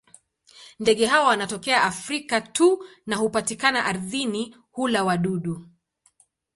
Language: Swahili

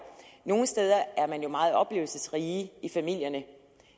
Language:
Danish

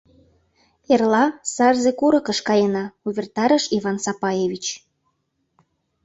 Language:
Mari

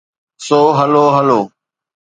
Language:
Sindhi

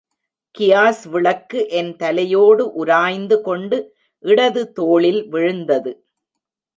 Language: Tamil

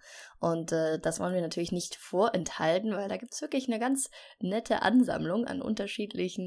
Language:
German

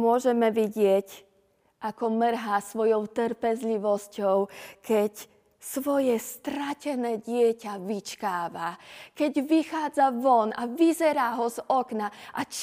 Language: Slovak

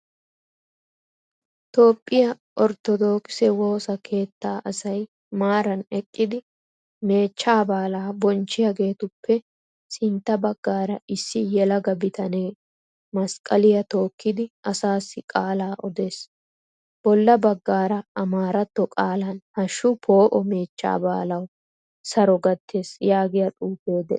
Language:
Wolaytta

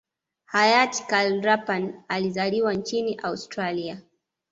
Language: Swahili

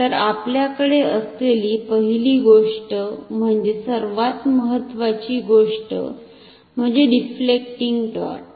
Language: Marathi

